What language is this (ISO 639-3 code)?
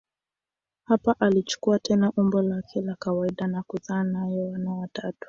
swa